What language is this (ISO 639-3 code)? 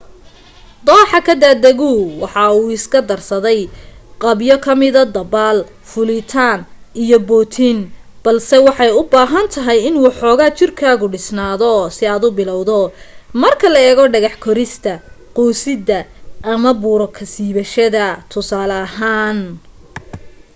som